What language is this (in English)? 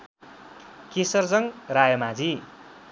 Nepali